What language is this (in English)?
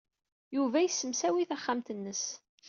Kabyle